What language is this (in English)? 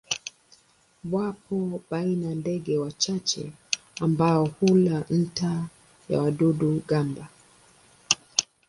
Swahili